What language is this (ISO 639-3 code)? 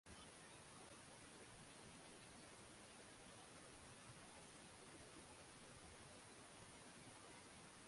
swa